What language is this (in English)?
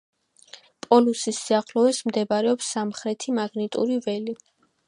Georgian